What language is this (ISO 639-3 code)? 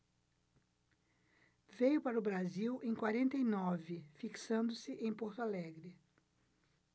por